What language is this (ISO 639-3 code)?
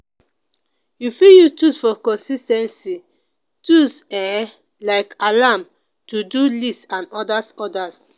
pcm